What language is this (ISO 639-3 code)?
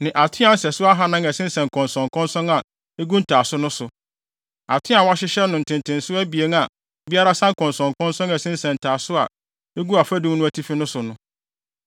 aka